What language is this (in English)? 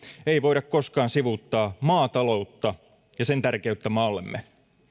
Finnish